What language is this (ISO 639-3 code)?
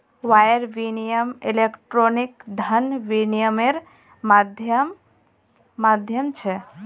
mag